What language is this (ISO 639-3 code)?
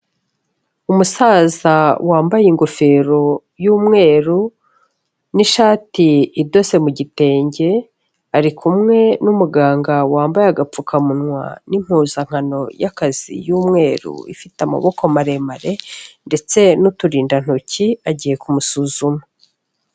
kin